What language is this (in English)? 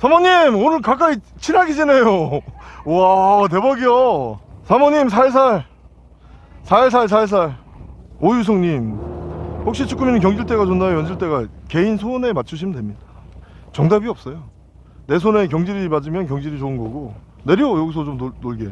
Korean